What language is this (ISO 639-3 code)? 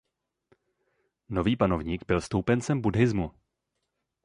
ces